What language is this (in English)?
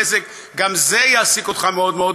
Hebrew